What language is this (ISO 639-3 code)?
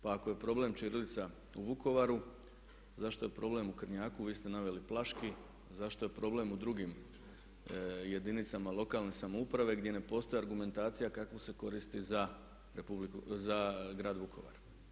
hrv